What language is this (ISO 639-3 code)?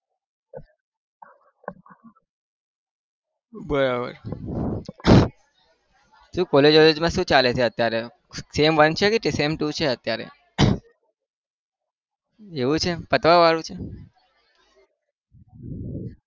guj